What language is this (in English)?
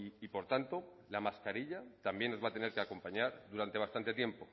Spanish